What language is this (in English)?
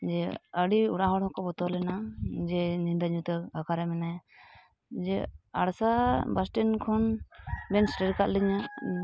Santali